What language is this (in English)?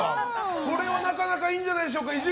Japanese